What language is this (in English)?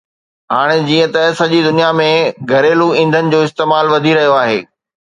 Sindhi